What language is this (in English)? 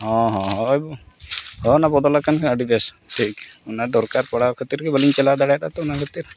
Santali